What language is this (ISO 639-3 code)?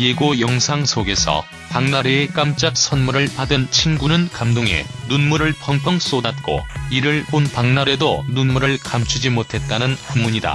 kor